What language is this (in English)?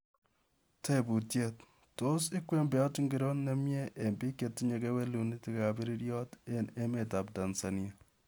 Kalenjin